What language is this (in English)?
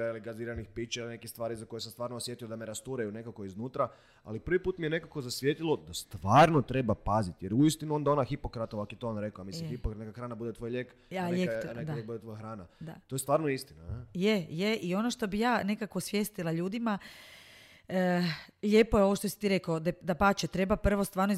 Croatian